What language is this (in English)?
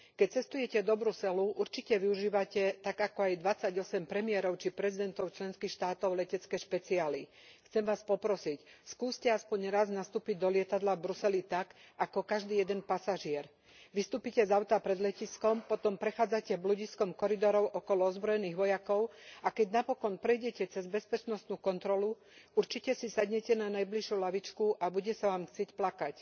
Slovak